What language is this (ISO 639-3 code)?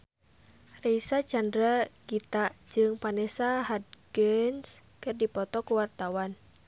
sun